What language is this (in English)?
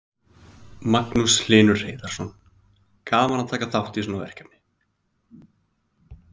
Icelandic